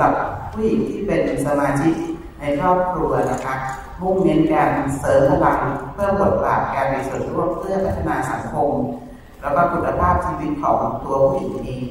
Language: Thai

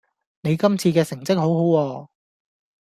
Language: Cantonese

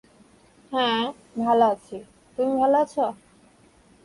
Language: Bangla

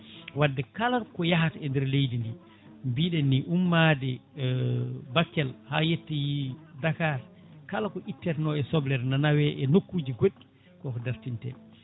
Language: Fula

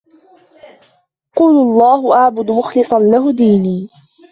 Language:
Arabic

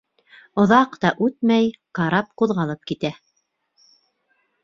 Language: Bashkir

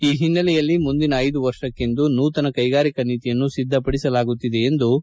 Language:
Kannada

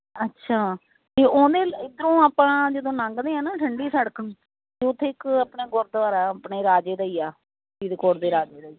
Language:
Punjabi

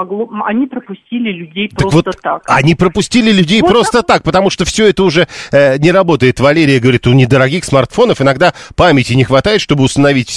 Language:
Russian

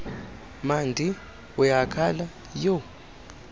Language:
Xhosa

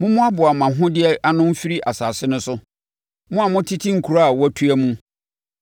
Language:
Akan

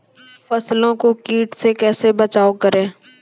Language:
Maithili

